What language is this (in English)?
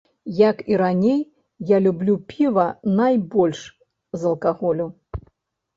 Belarusian